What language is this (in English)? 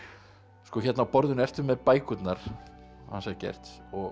Icelandic